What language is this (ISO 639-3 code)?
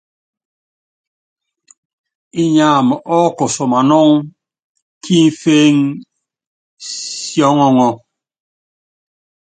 yav